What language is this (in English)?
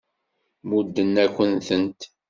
Kabyle